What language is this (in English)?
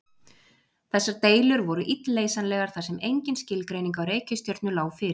Icelandic